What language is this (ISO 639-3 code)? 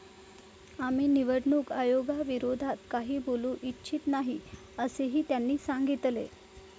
mar